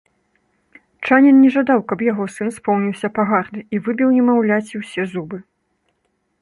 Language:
Belarusian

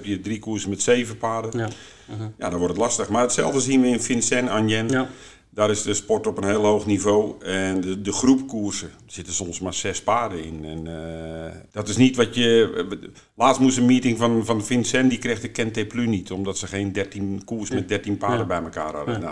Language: Dutch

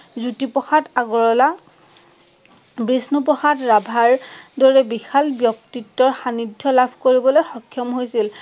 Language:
Assamese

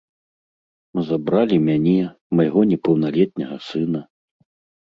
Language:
Belarusian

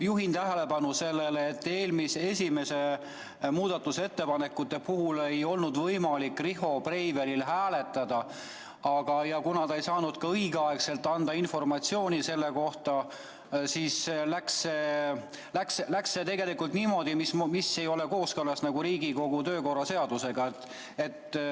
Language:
Estonian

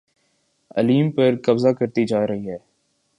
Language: Urdu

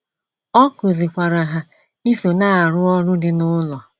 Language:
Igbo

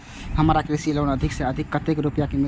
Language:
Maithili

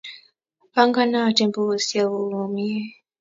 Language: Kalenjin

